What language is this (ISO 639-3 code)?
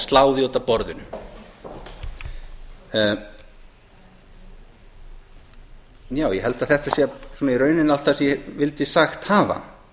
isl